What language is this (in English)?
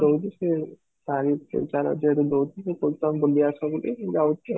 Odia